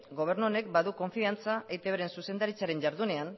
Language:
Basque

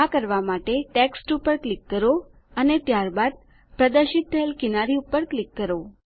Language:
Gujarati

